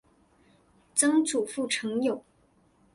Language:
Chinese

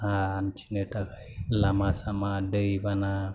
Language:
Bodo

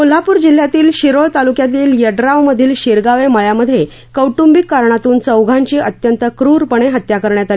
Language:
Marathi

